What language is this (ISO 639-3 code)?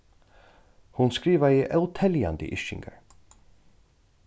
fao